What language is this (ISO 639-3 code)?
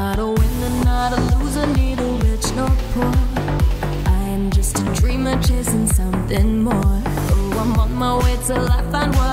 eng